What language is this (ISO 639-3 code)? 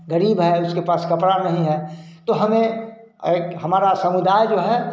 hin